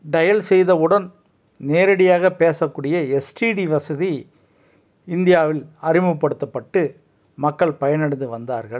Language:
Tamil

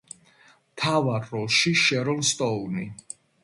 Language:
Georgian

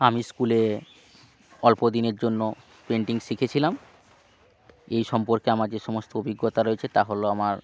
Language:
Bangla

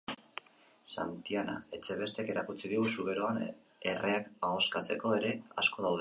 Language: Basque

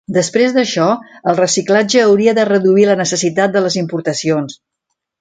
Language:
Catalan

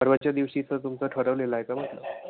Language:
Marathi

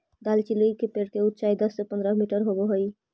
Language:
Magahi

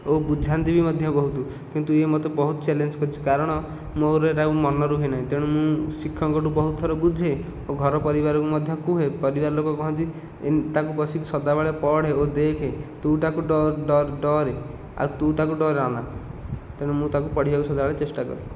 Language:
Odia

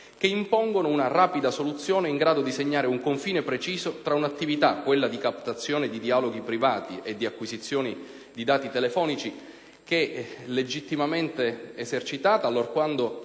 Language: Italian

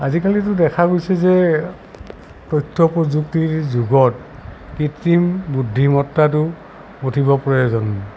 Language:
Assamese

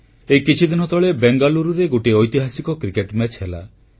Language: Odia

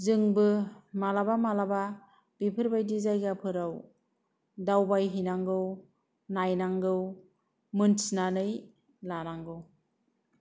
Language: Bodo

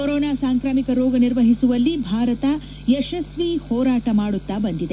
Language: Kannada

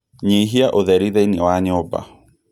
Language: Kikuyu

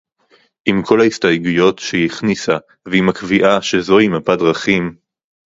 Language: Hebrew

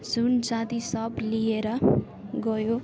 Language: Nepali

